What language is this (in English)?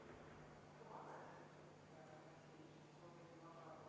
Estonian